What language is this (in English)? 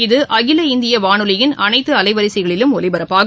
Tamil